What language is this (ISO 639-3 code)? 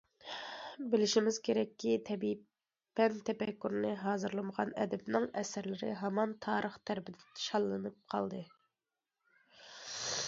uig